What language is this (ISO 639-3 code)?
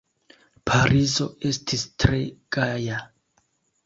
epo